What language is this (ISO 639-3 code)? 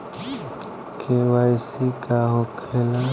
bho